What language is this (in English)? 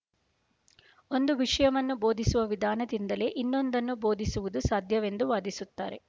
Kannada